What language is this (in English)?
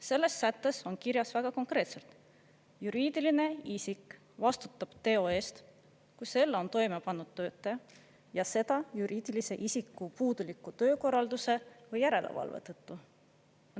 Estonian